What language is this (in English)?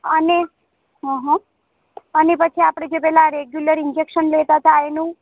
Gujarati